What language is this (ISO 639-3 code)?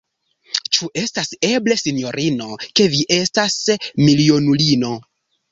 epo